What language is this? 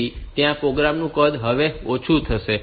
Gujarati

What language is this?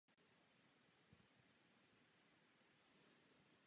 Czech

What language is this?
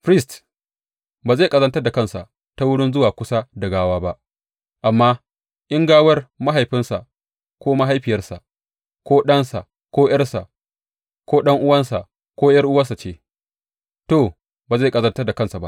Hausa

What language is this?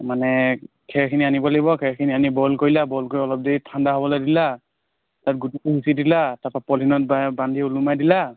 Assamese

